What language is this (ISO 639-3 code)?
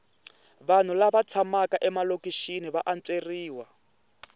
tso